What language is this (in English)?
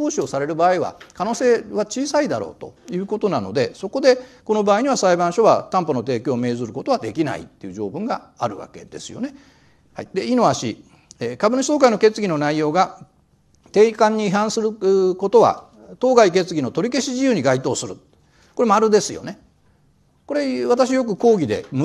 Japanese